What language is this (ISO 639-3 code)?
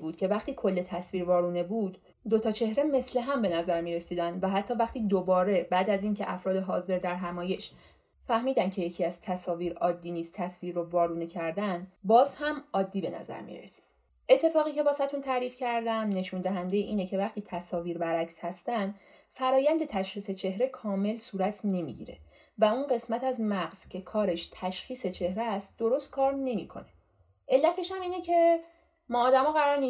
fas